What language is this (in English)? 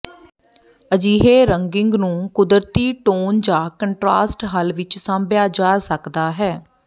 Punjabi